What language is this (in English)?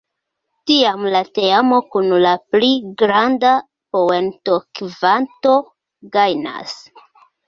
Esperanto